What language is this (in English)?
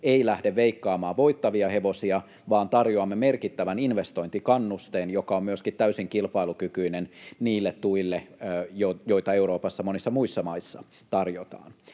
Finnish